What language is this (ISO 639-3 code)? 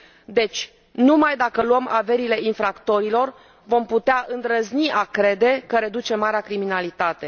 ron